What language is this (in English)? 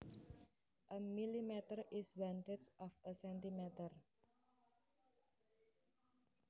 Javanese